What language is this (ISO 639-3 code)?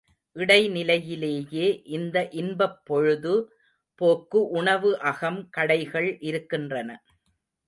tam